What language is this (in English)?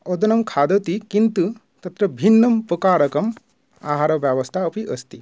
Sanskrit